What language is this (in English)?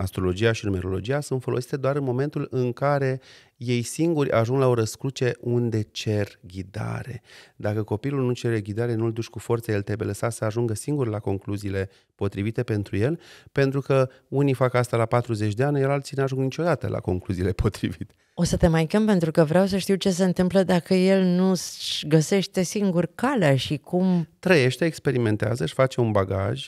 Romanian